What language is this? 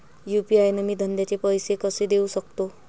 Marathi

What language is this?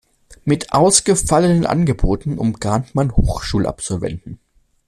German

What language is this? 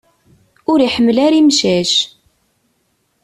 Kabyle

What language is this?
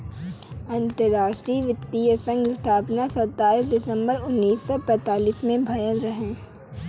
Bhojpuri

